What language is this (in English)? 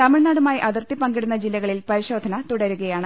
Malayalam